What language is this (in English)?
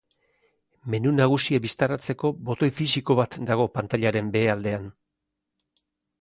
Basque